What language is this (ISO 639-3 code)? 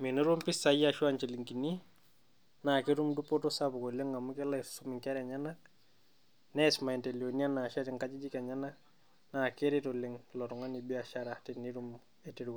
mas